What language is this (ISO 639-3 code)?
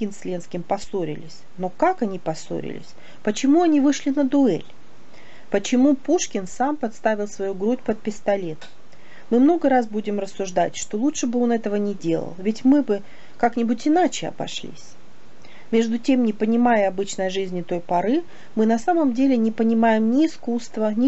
rus